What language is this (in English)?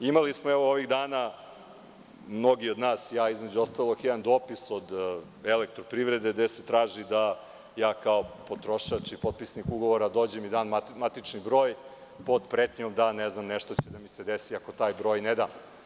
Serbian